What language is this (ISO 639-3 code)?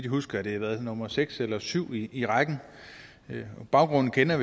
dan